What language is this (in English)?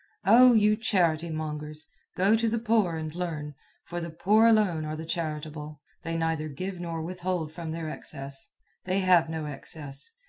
English